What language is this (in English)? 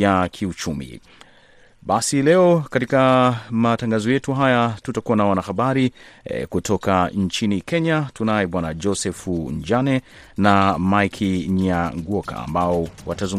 Swahili